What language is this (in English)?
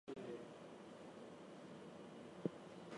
English